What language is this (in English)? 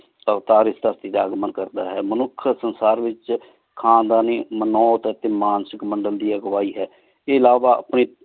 Punjabi